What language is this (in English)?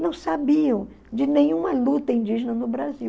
Portuguese